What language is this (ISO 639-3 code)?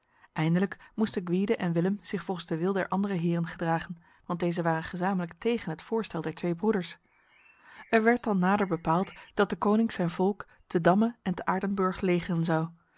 nld